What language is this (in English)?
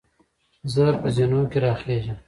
Pashto